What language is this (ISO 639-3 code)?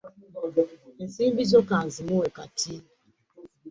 lug